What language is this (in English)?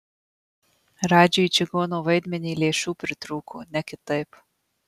Lithuanian